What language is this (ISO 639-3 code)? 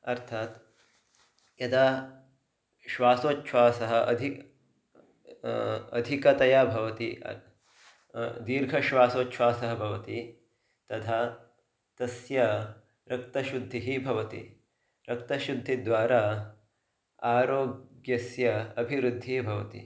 san